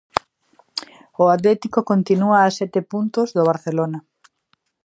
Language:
Galician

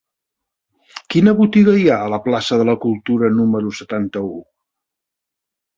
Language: Catalan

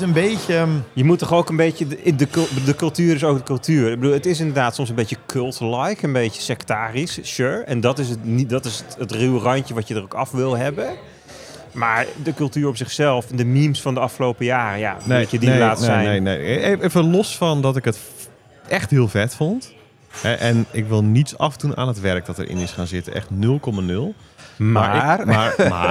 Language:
Dutch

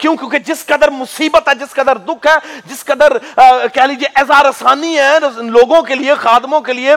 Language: Urdu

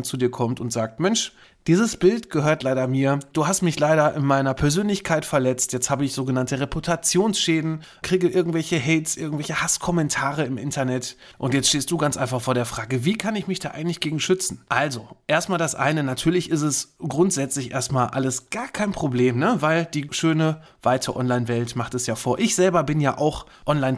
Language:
German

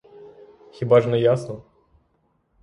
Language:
Ukrainian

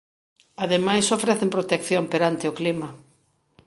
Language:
Galician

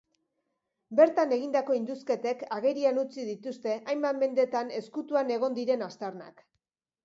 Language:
Basque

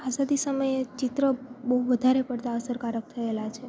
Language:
Gujarati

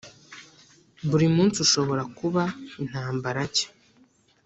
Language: Kinyarwanda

